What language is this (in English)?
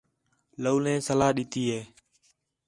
Khetrani